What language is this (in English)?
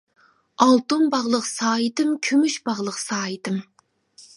Uyghur